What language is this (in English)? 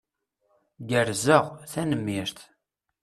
Kabyle